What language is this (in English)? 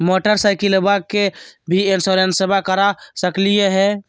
Magahi